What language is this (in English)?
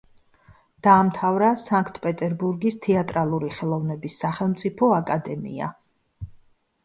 Georgian